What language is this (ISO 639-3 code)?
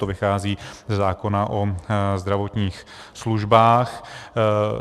ces